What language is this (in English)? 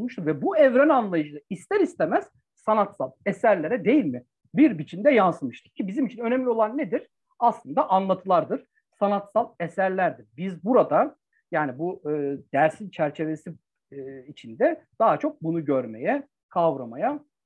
Turkish